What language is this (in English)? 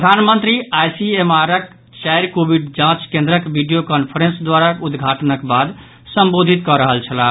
Maithili